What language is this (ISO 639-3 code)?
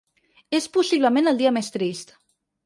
cat